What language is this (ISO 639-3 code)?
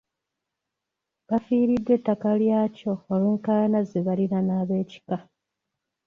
lug